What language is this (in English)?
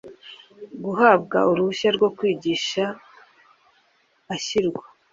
Kinyarwanda